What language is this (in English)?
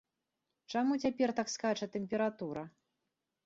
Belarusian